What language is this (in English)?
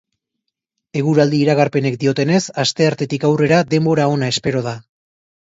Basque